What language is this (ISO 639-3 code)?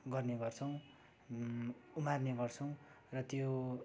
nep